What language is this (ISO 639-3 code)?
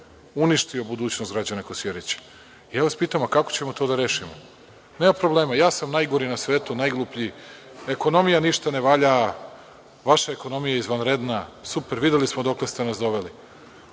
srp